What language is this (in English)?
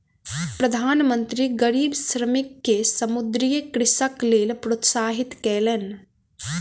Maithili